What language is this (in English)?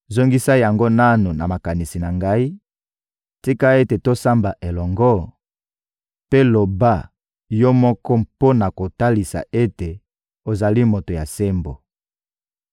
Lingala